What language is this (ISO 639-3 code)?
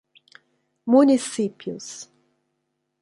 por